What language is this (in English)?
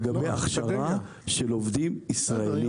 Hebrew